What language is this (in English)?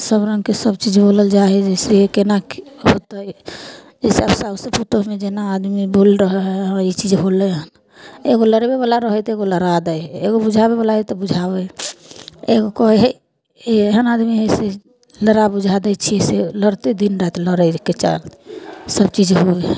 Maithili